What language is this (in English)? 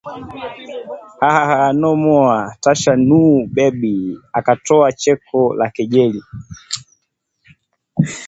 Swahili